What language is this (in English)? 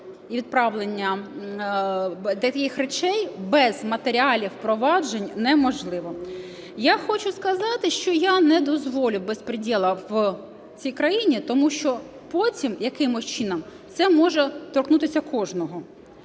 Ukrainian